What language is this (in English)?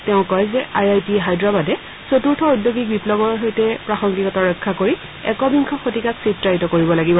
Assamese